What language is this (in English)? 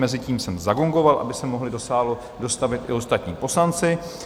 Czech